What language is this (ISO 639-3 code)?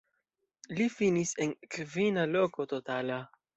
epo